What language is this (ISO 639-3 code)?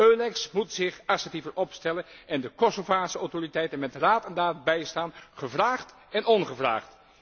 nld